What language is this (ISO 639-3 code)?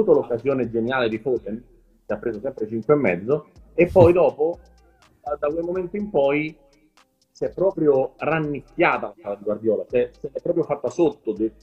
ita